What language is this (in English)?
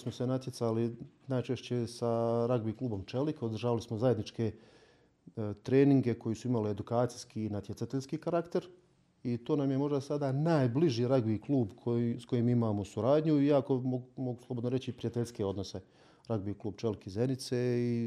Croatian